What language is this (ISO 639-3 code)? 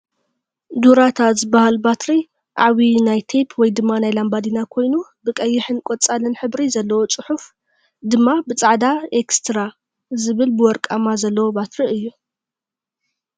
tir